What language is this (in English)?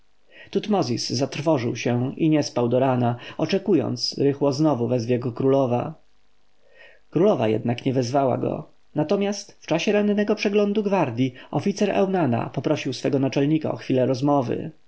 Polish